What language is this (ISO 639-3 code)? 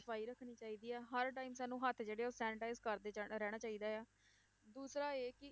pan